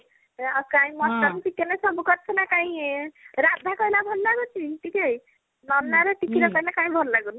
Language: Odia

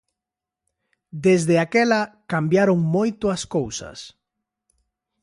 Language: Galician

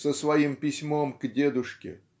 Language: Russian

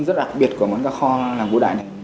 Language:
Vietnamese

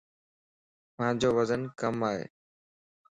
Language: Lasi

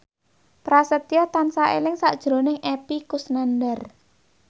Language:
Javanese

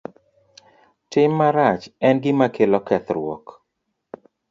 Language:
Luo (Kenya and Tanzania)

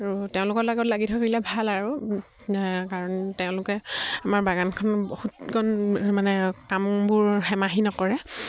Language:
Assamese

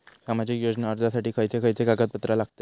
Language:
Marathi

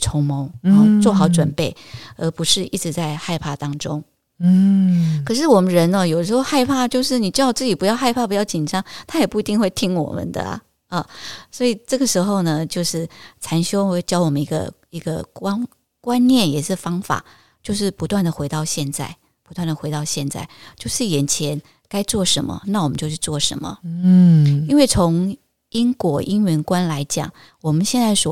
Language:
Chinese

